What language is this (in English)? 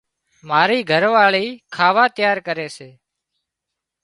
Wadiyara Koli